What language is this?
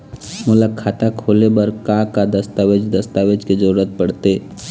Chhattisgarhi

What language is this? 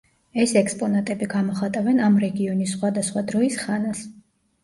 Georgian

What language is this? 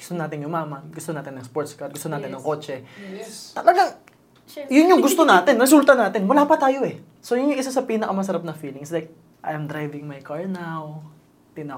Filipino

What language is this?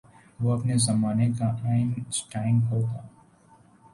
Urdu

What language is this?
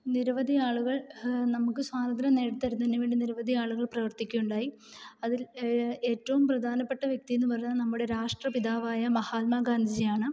Malayalam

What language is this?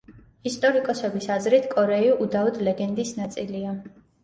Georgian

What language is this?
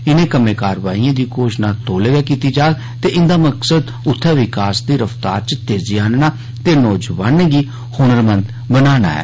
Dogri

